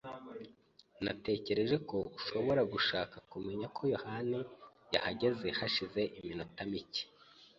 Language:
Kinyarwanda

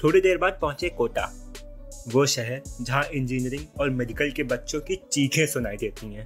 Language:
Hindi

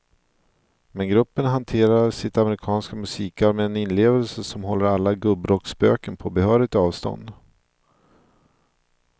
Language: Swedish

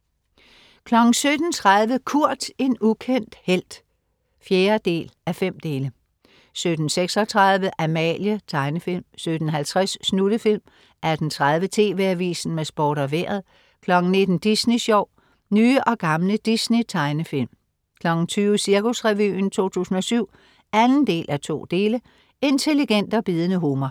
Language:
Danish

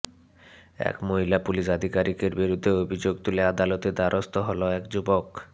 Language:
Bangla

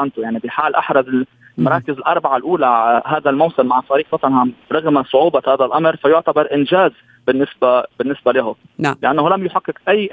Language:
Arabic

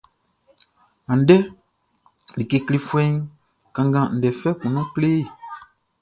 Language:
Baoulé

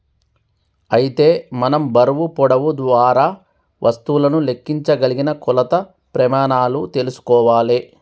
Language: Telugu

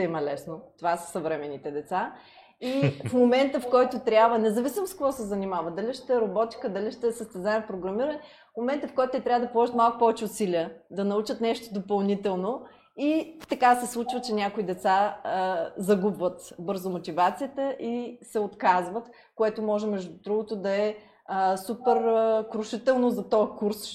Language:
Bulgarian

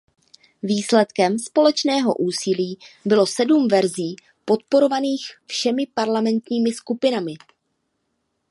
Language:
Czech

